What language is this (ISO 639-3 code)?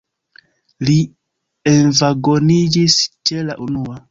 epo